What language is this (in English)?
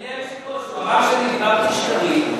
Hebrew